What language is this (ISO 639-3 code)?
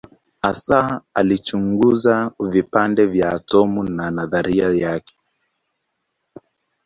swa